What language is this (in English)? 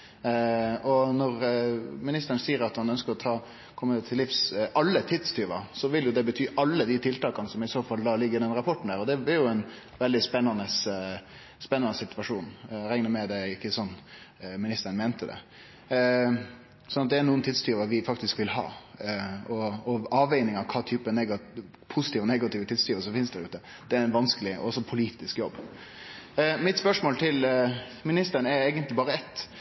Norwegian Nynorsk